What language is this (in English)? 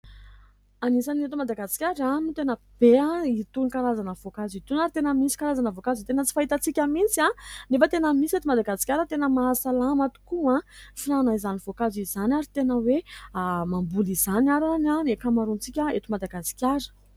Malagasy